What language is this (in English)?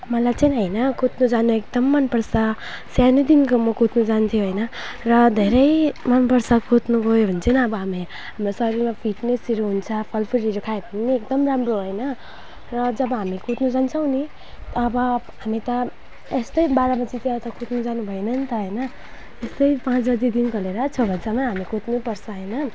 Nepali